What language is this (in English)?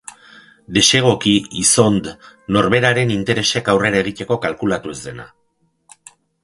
Basque